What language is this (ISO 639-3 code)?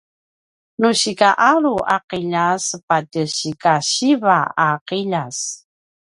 pwn